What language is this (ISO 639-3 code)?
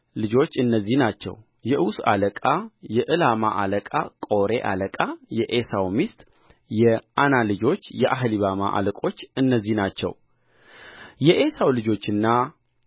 amh